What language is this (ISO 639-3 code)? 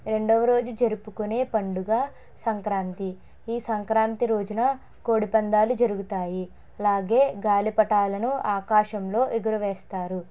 tel